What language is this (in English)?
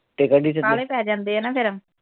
Punjabi